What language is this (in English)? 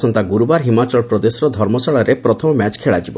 Odia